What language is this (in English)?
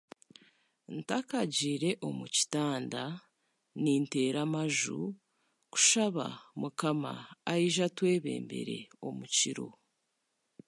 Chiga